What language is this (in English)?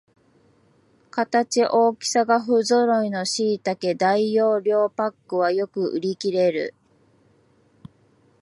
Japanese